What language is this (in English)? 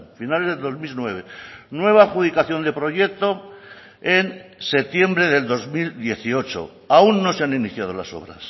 Spanish